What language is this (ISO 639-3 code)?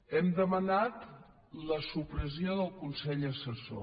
cat